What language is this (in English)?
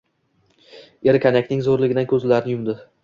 Uzbek